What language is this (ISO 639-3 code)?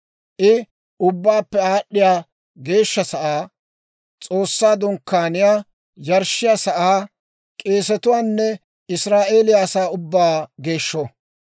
dwr